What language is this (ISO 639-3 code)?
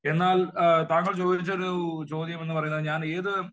mal